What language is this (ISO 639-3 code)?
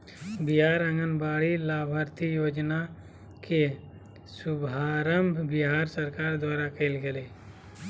mag